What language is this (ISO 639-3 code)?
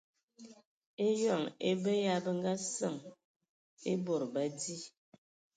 ewo